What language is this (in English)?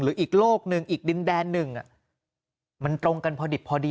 Thai